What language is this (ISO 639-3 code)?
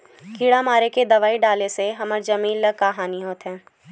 hne